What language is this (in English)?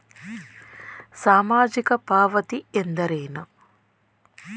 Kannada